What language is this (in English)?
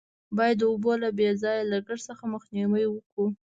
Pashto